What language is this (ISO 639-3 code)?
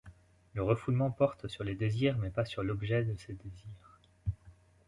fra